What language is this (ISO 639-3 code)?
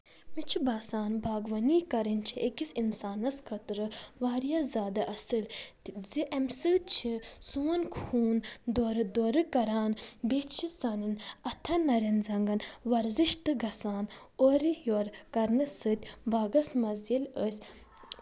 kas